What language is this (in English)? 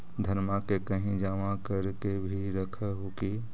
Magahi